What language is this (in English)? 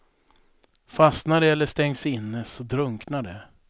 Swedish